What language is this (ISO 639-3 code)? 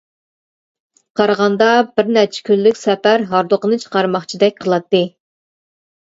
uig